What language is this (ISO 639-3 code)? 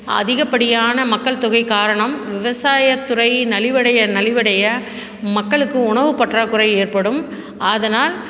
tam